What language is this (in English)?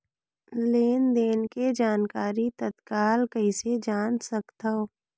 Chhattisgarhi